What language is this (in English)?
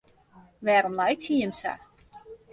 Western Frisian